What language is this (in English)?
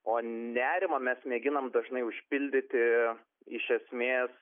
Lithuanian